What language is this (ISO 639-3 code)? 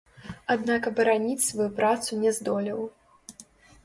bel